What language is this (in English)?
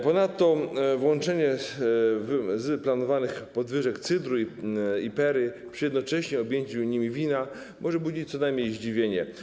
Polish